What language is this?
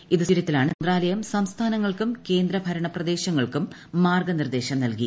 Malayalam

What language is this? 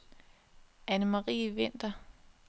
Danish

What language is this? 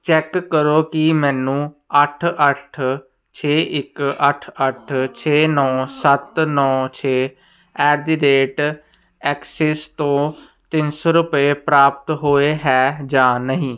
Punjabi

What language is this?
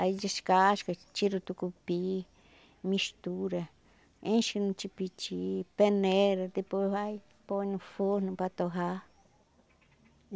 Portuguese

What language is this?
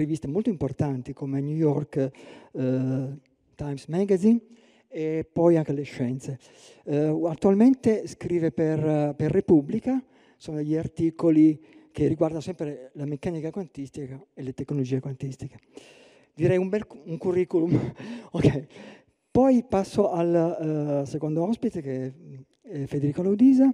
Italian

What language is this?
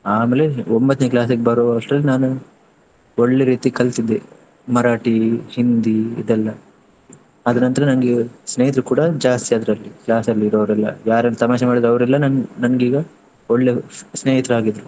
Kannada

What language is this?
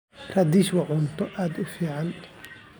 Somali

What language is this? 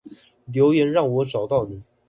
Chinese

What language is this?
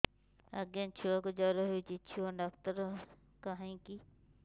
Odia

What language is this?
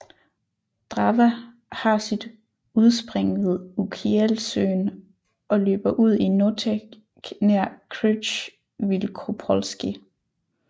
Danish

